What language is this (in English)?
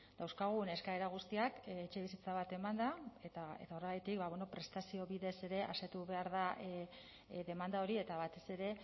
Basque